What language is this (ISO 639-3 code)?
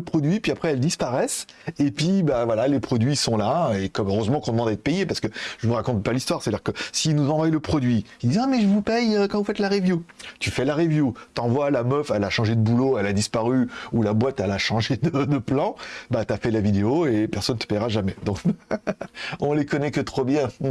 fra